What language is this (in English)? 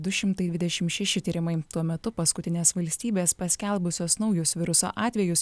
Lithuanian